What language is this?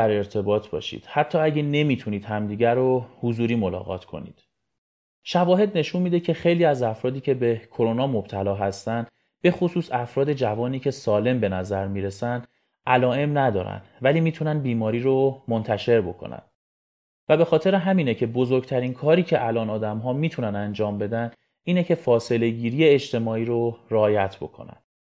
Persian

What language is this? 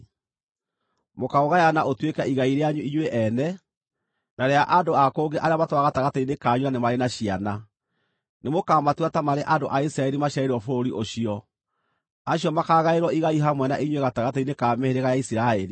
Kikuyu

